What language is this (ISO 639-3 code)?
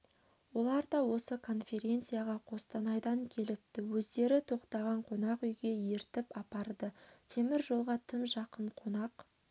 kaz